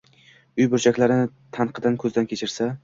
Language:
Uzbek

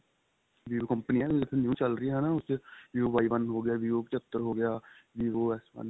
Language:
Punjabi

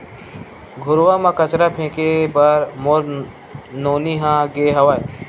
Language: Chhattisgarhi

